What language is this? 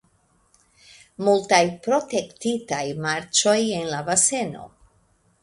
Esperanto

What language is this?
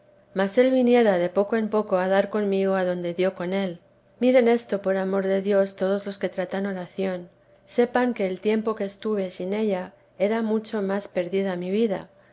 Spanish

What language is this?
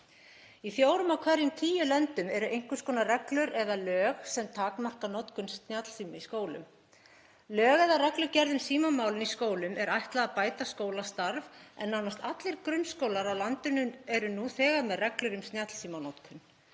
Icelandic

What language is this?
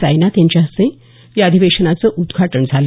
Marathi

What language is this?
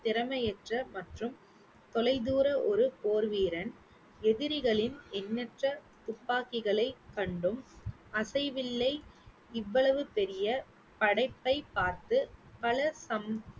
Tamil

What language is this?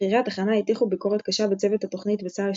Hebrew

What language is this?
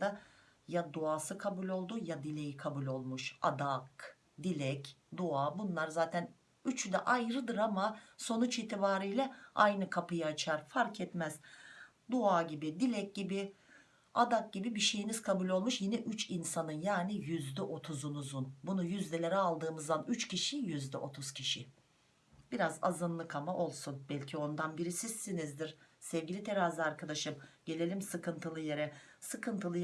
Turkish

